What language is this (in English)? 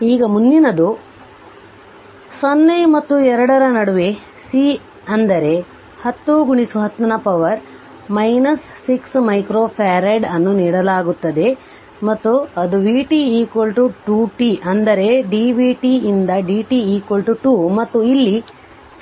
Kannada